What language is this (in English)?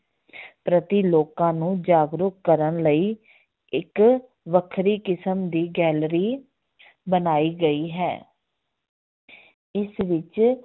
Punjabi